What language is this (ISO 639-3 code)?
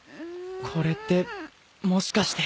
jpn